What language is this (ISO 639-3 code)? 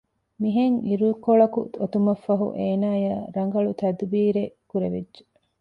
div